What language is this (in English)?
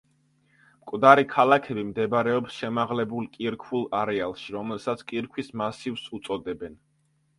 Georgian